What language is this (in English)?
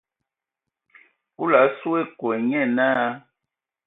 Ewondo